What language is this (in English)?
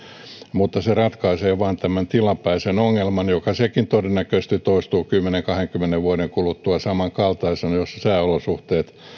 Finnish